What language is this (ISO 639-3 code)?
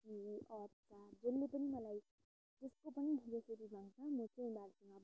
nep